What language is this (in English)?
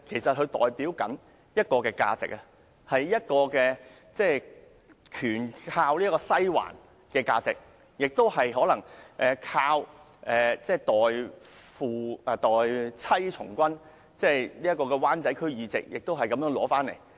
Cantonese